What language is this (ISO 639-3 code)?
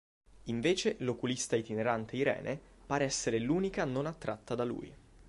ita